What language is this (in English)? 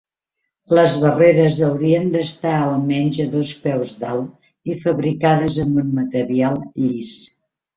Catalan